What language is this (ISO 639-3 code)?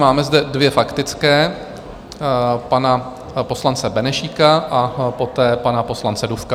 ces